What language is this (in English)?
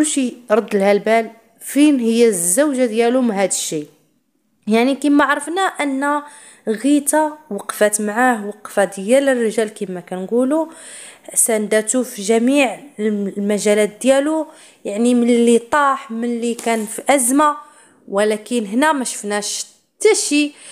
Arabic